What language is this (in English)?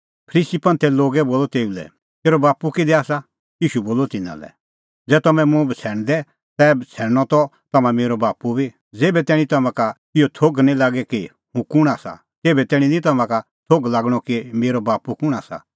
Kullu Pahari